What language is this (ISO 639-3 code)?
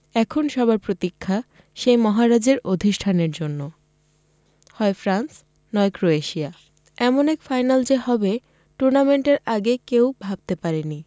ben